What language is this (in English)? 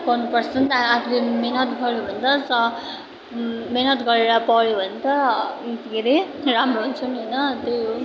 Nepali